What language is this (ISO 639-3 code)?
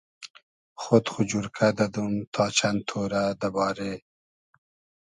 haz